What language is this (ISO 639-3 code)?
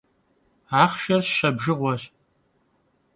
kbd